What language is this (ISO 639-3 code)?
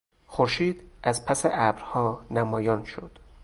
fas